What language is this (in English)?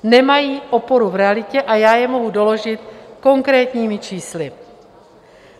Czech